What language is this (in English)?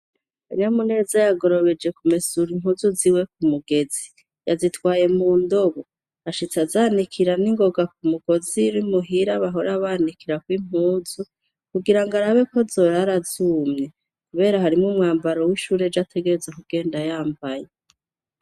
Rundi